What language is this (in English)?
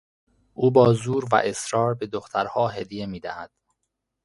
Persian